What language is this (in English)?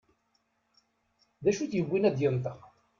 Kabyle